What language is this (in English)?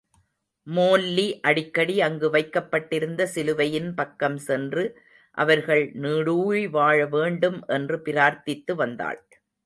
Tamil